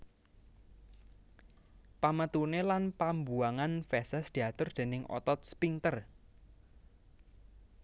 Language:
Javanese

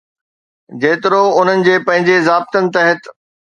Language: Sindhi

